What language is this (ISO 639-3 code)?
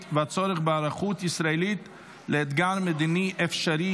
heb